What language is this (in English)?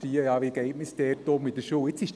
Swiss German